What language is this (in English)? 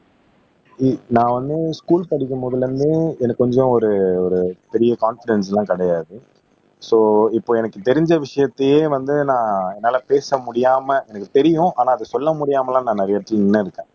Tamil